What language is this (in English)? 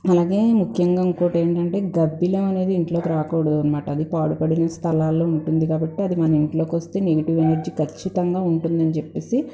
Telugu